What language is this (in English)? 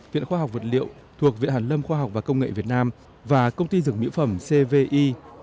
Vietnamese